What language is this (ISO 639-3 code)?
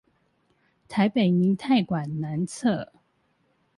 zho